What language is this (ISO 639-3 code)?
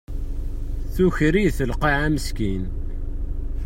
kab